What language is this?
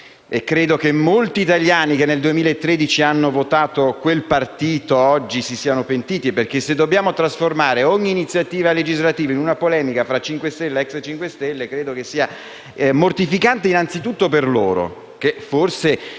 Italian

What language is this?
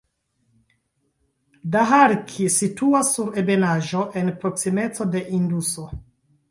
Esperanto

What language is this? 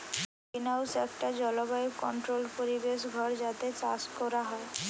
Bangla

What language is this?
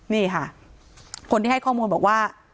Thai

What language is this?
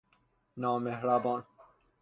Persian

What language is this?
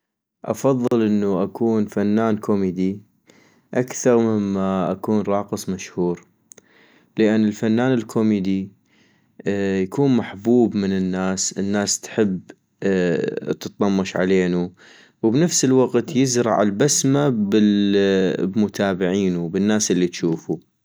North Mesopotamian Arabic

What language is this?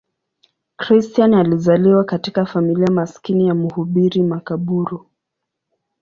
Swahili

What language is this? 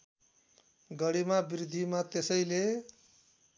Nepali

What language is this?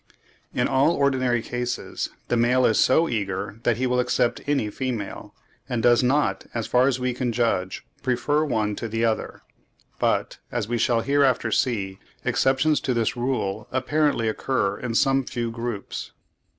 English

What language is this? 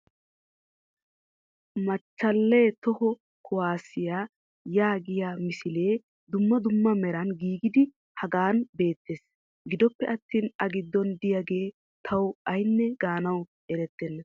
Wolaytta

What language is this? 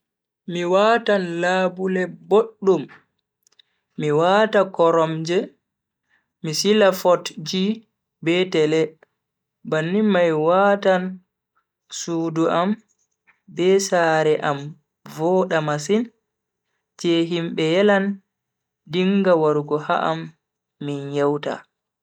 Bagirmi Fulfulde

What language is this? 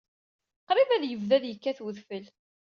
Kabyle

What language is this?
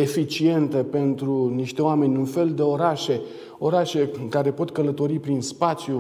Romanian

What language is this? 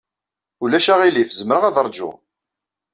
Kabyle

